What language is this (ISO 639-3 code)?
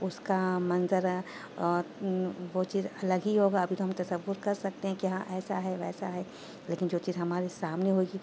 urd